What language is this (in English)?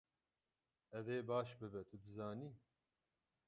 Kurdish